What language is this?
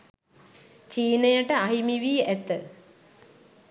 Sinhala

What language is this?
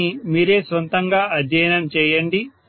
Telugu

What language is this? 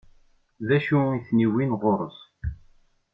Kabyle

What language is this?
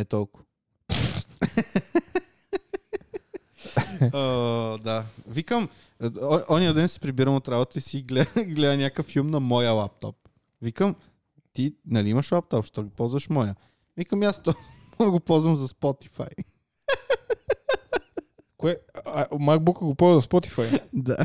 Bulgarian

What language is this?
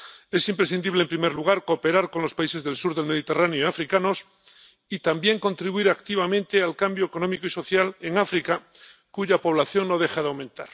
Spanish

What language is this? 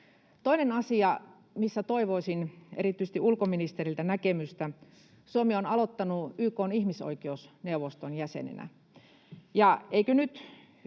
Finnish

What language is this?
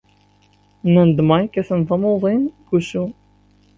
Kabyle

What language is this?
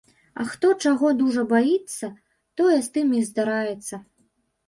Belarusian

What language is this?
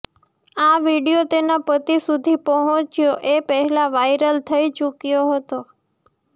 Gujarati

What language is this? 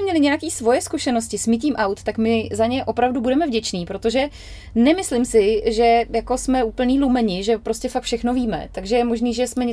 Czech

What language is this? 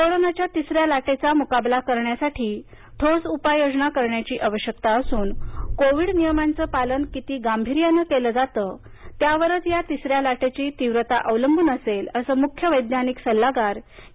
Marathi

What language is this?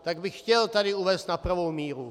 Czech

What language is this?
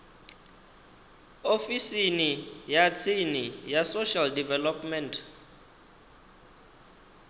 Venda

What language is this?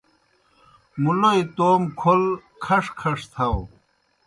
Kohistani Shina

